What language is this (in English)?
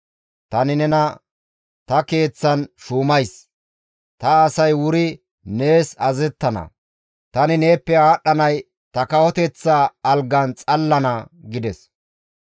Gamo